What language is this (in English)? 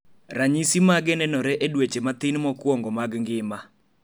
Luo (Kenya and Tanzania)